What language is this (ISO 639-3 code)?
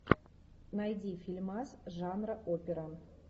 rus